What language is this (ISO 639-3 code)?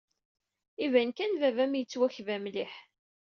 kab